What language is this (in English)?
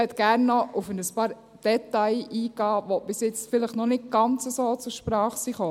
Swiss German